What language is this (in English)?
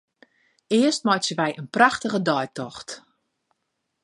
Western Frisian